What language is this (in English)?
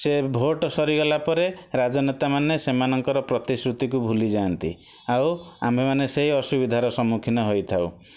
Odia